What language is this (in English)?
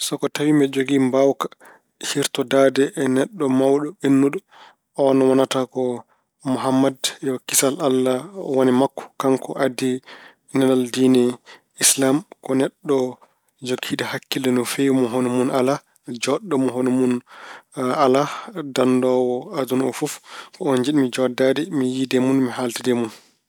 Fula